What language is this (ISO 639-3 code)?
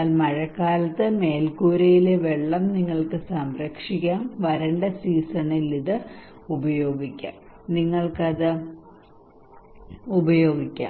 mal